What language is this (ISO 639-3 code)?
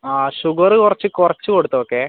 mal